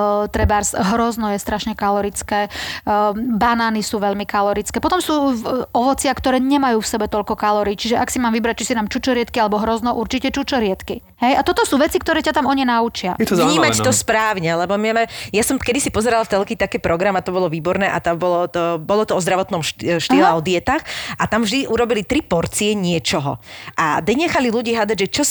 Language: Slovak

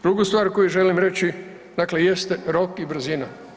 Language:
Croatian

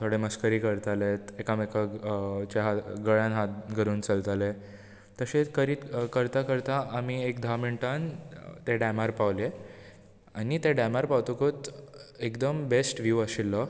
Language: Konkani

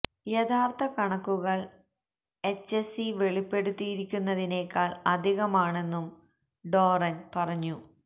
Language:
Malayalam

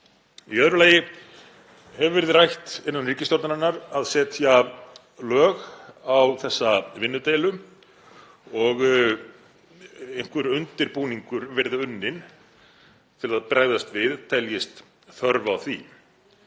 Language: Icelandic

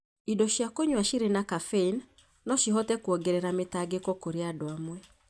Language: Kikuyu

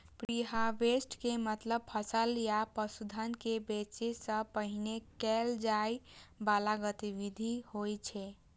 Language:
Maithili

